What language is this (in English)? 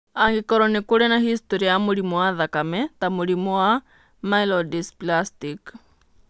Kikuyu